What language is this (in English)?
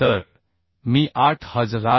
Marathi